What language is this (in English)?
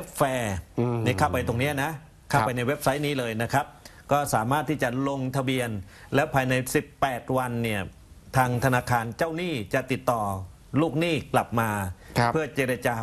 Thai